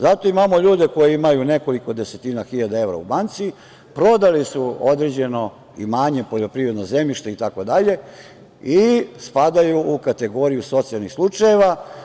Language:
Serbian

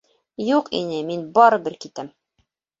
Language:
Bashkir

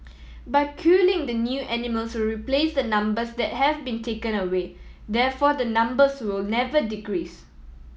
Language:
English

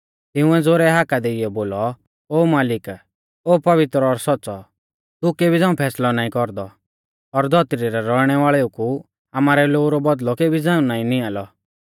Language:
Mahasu Pahari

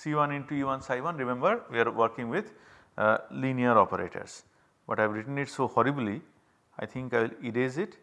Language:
English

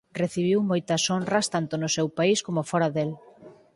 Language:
Galician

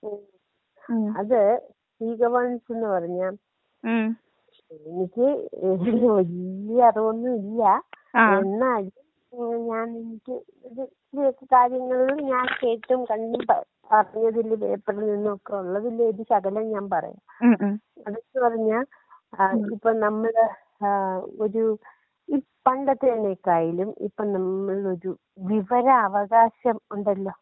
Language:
Malayalam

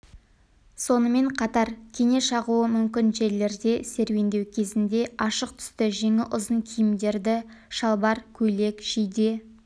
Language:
Kazakh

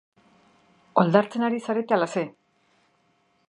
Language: Basque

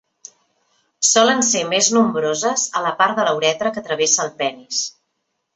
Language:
Catalan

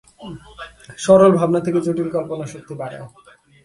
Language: Bangla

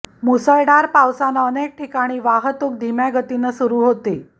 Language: Marathi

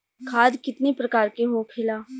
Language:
Bhojpuri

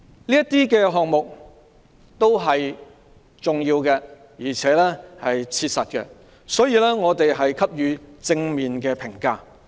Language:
Cantonese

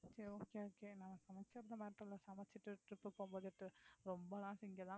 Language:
Tamil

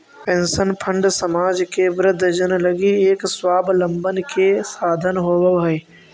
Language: Magahi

